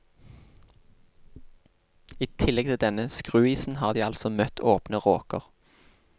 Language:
Norwegian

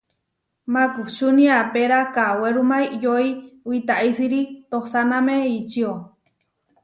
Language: Huarijio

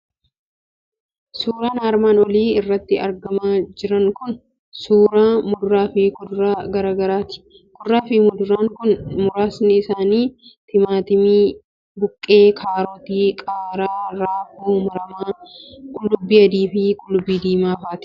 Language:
Oromo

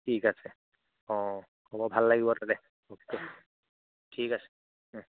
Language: Assamese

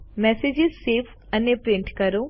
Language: Gujarati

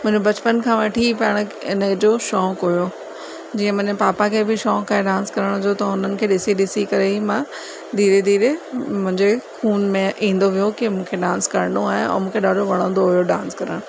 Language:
Sindhi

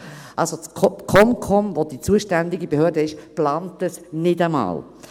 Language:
Swiss German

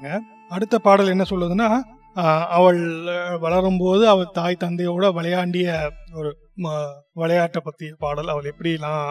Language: Tamil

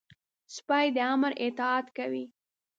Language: Pashto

